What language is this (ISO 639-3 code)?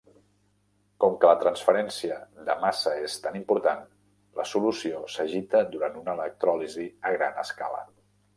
cat